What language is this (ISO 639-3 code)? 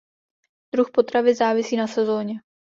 ces